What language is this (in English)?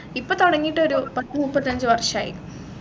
Malayalam